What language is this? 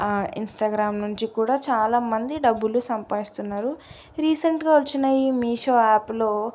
Telugu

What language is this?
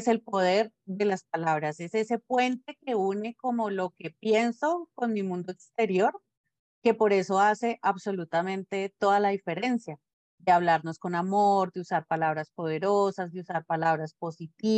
Spanish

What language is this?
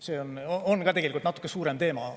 Estonian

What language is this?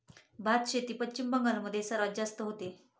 Marathi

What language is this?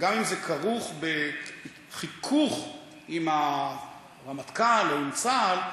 Hebrew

